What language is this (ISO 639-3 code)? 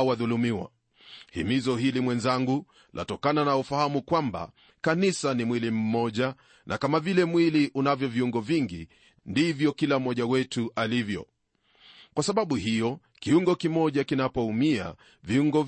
swa